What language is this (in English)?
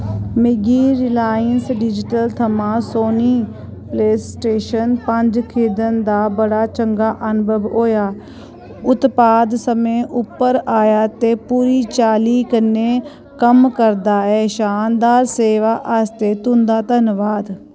Dogri